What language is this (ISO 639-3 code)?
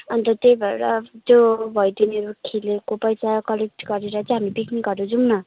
nep